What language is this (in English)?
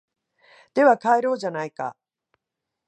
Japanese